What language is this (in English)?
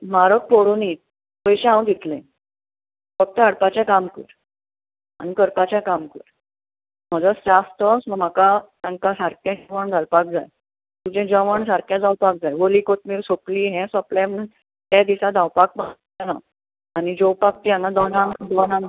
Konkani